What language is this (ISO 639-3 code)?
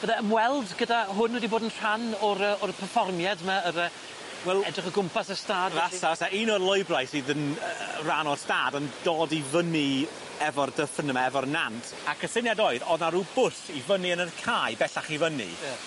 cym